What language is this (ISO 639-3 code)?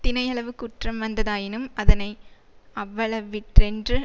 tam